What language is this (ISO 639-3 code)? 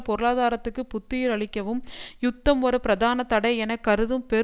tam